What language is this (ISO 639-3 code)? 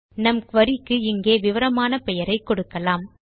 tam